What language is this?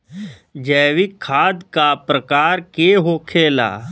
Bhojpuri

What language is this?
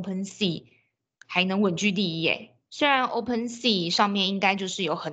Chinese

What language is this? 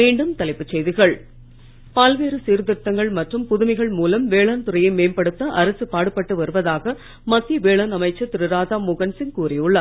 Tamil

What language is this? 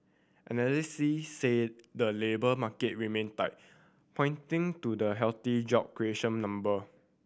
English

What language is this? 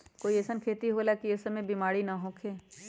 Magahi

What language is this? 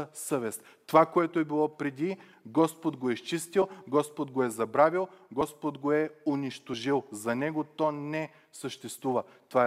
Bulgarian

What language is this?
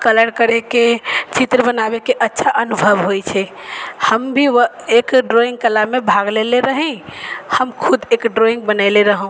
Maithili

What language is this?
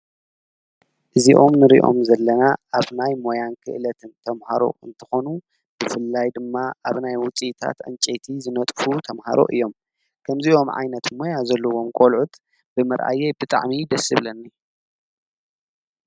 Tigrinya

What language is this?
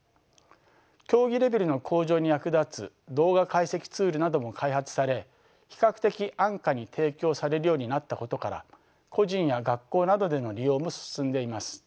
Japanese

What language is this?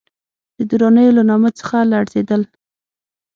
Pashto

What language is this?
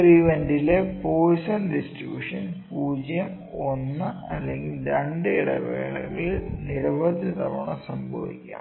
Malayalam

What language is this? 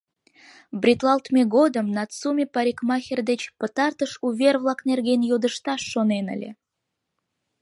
Mari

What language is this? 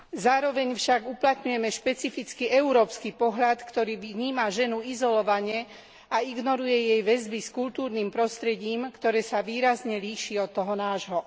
Slovak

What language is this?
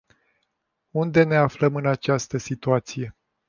Romanian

